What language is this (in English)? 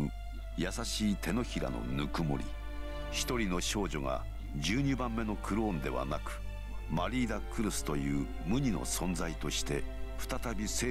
Japanese